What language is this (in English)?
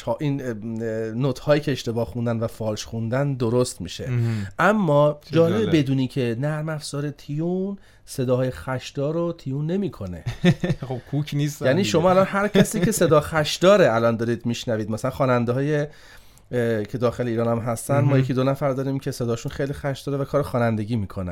Persian